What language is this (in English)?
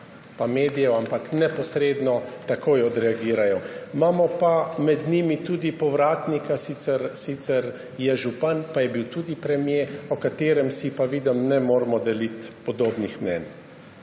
Slovenian